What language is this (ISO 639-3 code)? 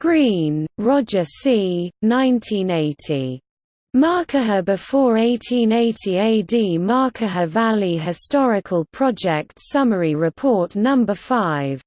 eng